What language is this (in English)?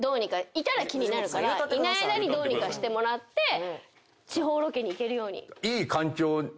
Japanese